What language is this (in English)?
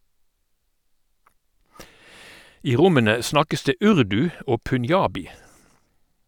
Norwegian